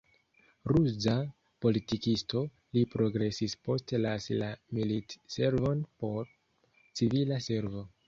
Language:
Esperanto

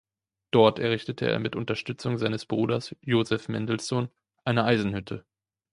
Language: German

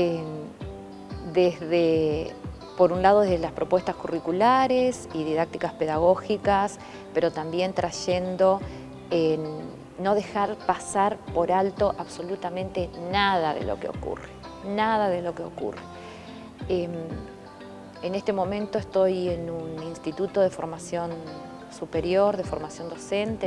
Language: Spanish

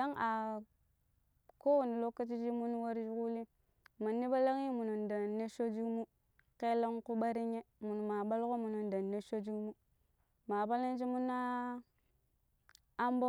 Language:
Pero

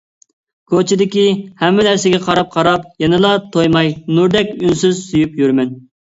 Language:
Uyghur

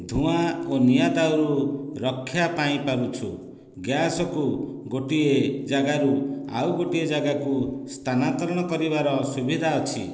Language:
Odia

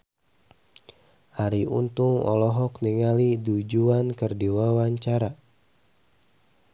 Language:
Sundanese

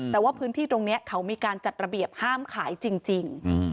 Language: Thai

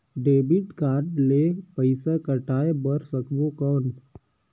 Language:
Chhattisgarhi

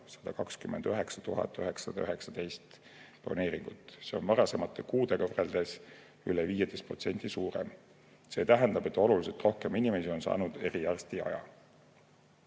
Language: Estonian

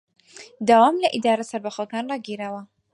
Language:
Central Kurdish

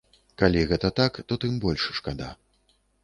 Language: Belarusian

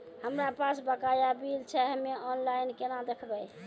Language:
Maithili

